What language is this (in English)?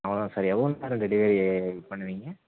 Tamil